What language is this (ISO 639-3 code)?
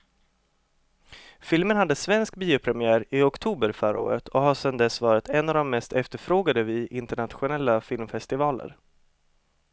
swe